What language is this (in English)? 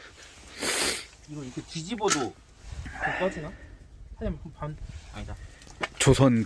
Korean